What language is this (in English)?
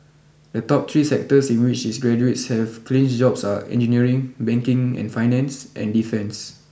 English